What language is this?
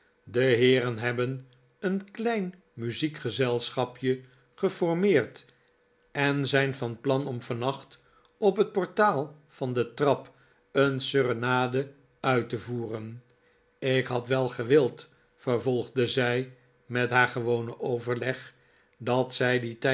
Dutch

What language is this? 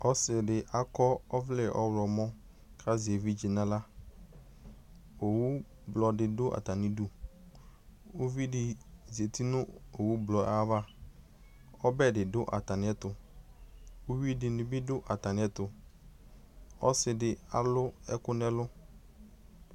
Ikposo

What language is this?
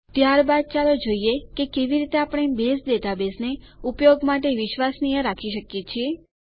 Gujarati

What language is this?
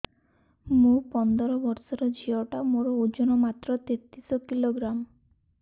Odia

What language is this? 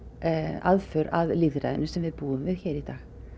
Icelandic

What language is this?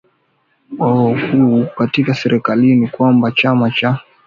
Swahili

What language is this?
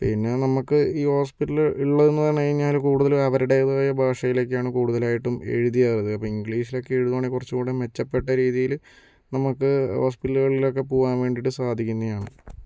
Malayalam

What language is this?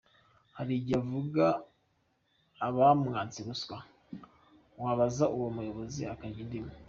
Kinyarwanda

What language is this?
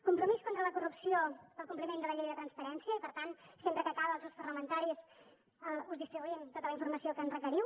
Catalan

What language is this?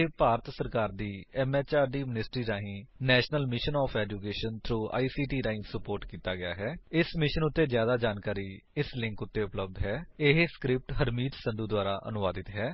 Punjabi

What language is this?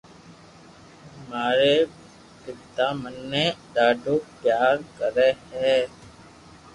Loarki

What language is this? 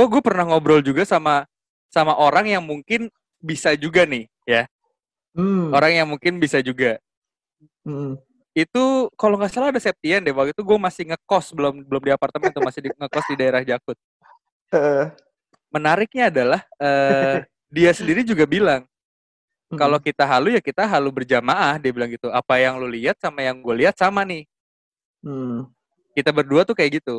Indonesian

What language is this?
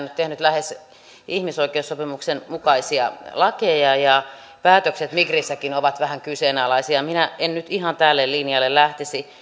Finnish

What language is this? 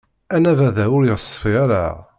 Kabyle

